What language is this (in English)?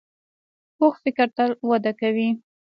Pashto